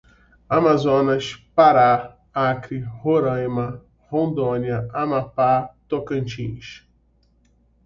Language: Portuguese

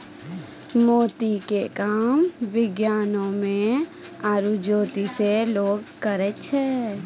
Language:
Maithili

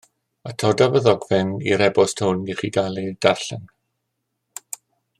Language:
Welsh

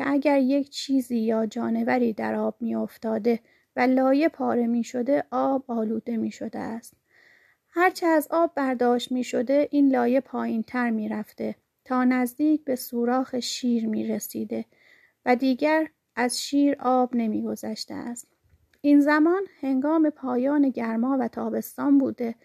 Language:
Persian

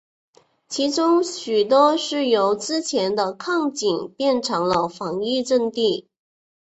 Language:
Chinese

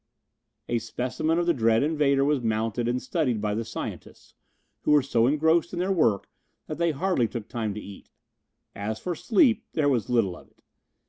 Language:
English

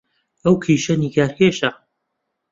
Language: Central Kurdish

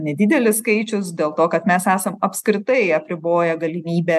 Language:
Lithuanian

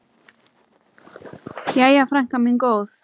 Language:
Icelandic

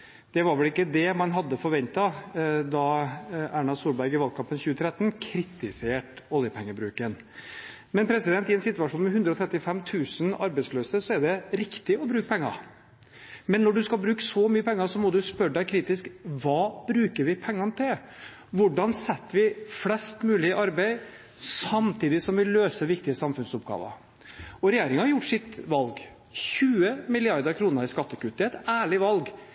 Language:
Norwegian Bokmål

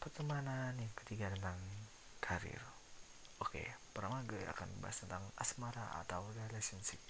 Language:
Indonesian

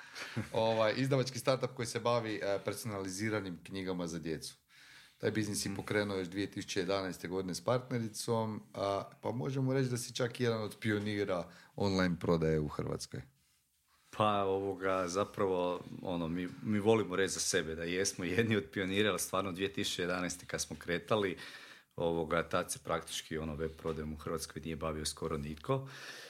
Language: Croatian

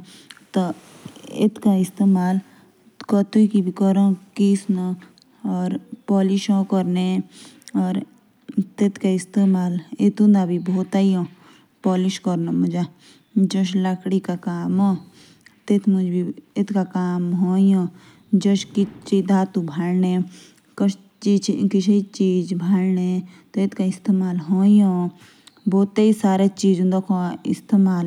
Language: Jaunsari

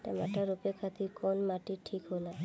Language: Bhojpuri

